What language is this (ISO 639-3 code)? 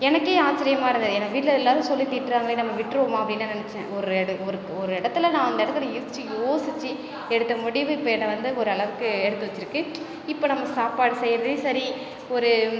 tam